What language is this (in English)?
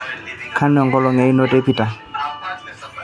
Masai